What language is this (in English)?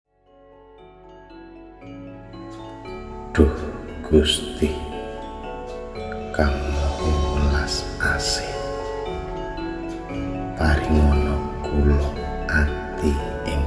Indonesian